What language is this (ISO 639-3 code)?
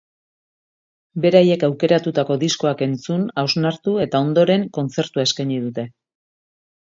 eus